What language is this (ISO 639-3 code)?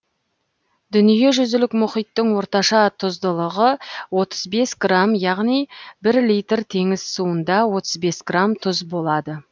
kaz